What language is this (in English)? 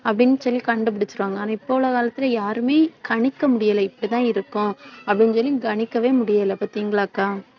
Tamil